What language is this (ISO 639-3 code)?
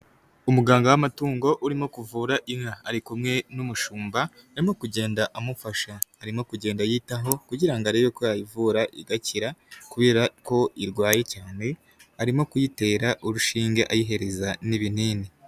kin